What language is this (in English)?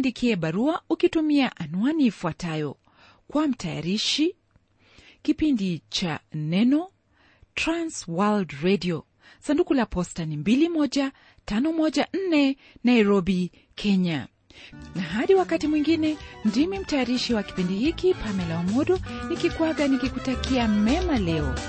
Swahili